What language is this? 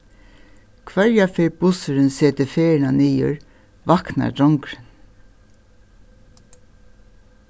Faroese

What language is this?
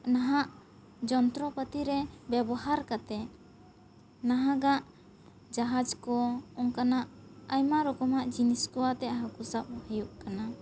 Santali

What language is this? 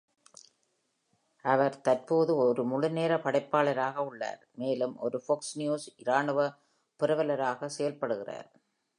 Tamil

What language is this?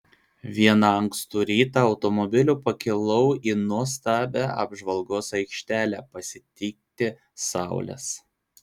Lithuanian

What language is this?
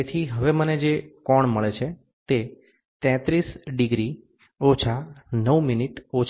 Gujarati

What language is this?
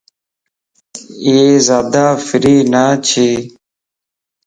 Lasi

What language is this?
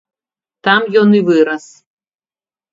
Belarusian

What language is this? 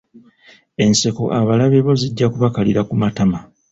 Ganda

